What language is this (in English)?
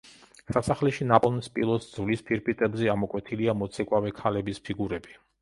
Georgian